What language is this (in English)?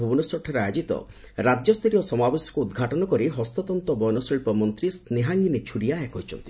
Odia